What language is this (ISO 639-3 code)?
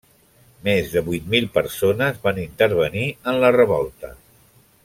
cat